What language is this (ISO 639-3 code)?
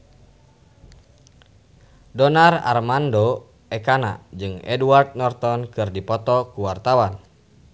sun